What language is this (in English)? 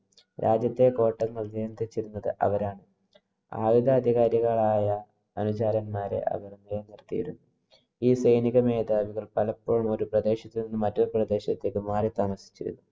Malayalam